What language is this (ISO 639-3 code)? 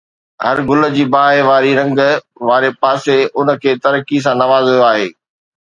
snd